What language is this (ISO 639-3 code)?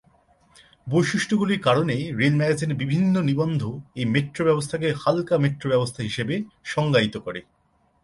ben